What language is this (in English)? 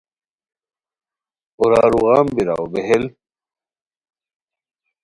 Khowar